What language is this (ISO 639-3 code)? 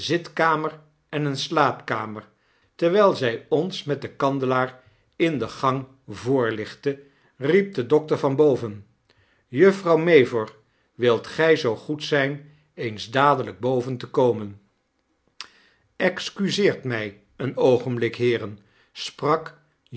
nld